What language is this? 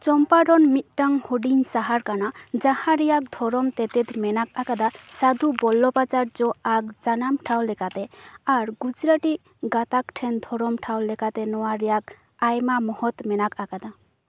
Santali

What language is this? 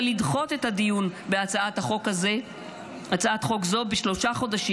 Hebrew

